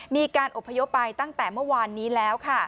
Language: Thai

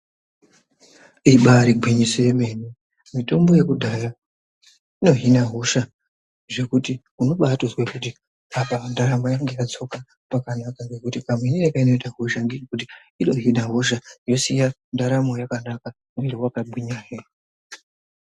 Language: Ndau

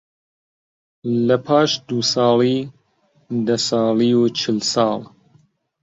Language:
Central Kurdish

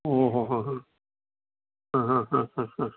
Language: Sanskrit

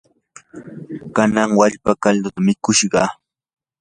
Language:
Yanahuanca Pasco Quechua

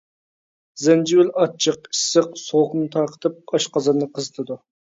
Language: Uyghur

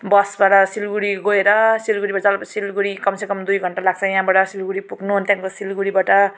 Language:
Nepali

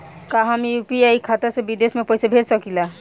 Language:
Bhojpuri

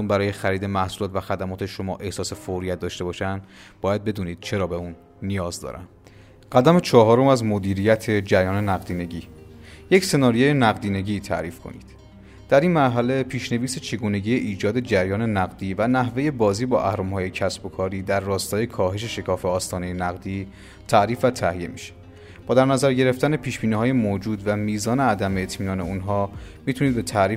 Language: Persian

